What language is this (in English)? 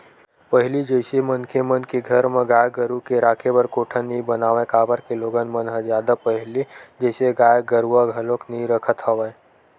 Chhattisgarhi